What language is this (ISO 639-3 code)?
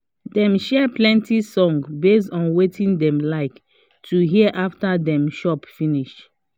pcm